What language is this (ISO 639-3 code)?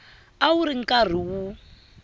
tso